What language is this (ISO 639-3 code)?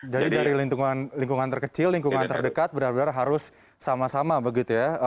ind